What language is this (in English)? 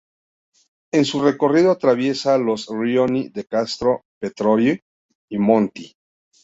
Spanish